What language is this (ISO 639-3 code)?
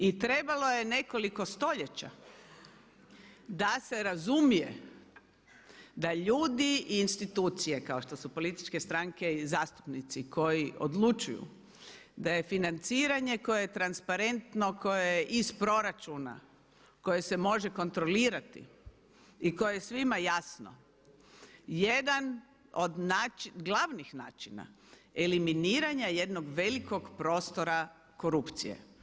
hrv